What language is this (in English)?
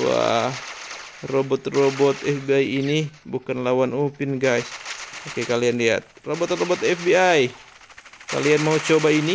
Indonesian